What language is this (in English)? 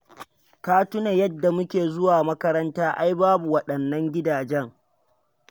Hausa